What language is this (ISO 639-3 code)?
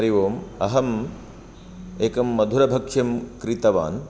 san